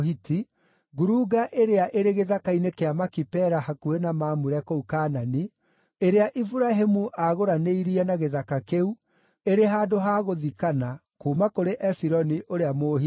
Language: Kikuyu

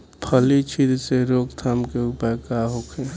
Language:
Bhojpuri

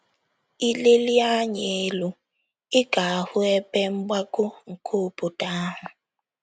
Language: Igbo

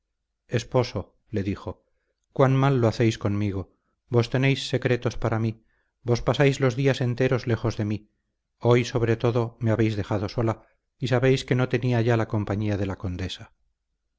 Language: Spanish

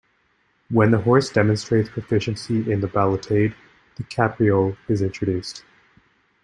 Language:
English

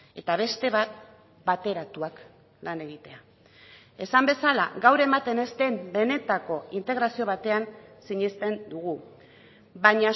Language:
Basque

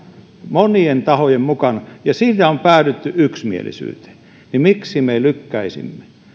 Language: Finnish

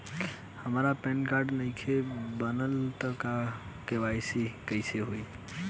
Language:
Bhojpuri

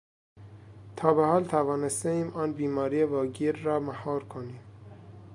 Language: Persian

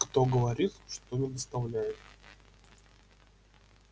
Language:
Russian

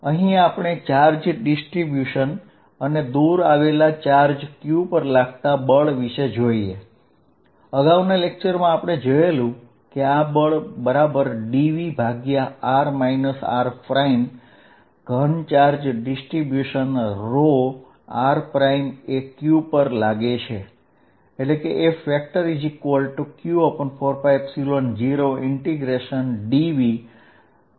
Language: Gujarati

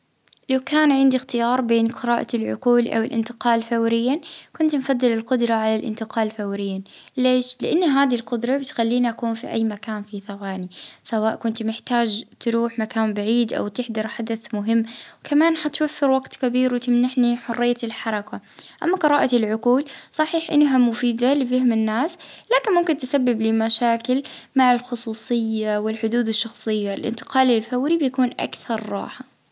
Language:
Libyan Arabic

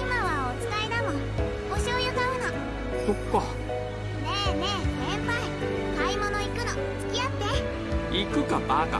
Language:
Japanese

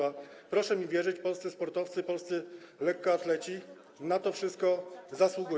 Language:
Polish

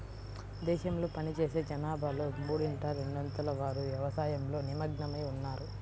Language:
Telugu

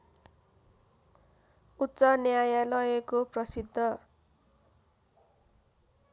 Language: Nepali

